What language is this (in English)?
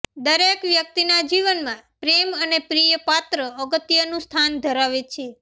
Gujarati